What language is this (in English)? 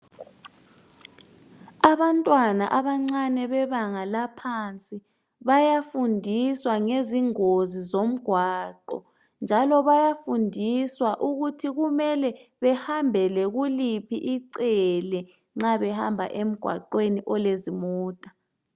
North Ndebele